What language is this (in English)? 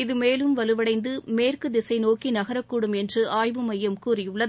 Tamil